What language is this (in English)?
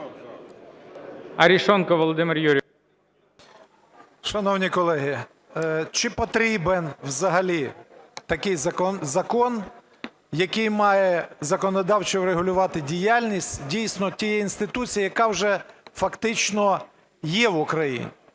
Ukrainian